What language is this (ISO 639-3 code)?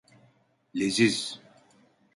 tur